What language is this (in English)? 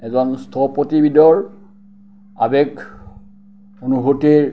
Assamese